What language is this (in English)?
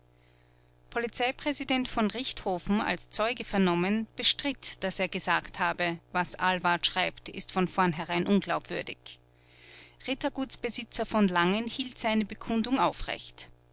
German